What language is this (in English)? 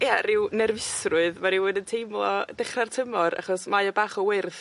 Welsh